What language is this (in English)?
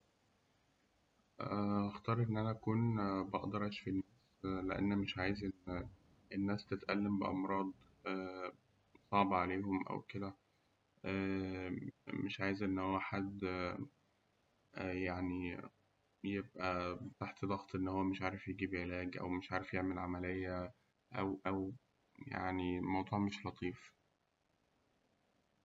Egyptian Arabic